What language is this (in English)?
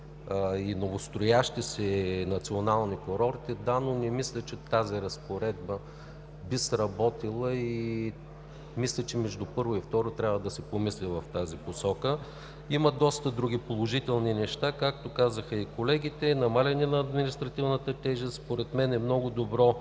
Bulgarian